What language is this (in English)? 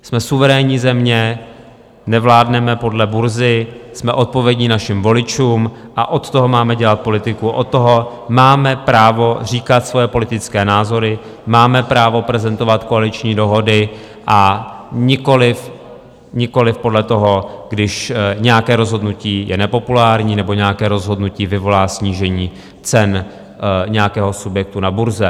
Czech